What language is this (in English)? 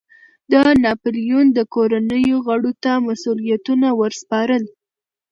Pashto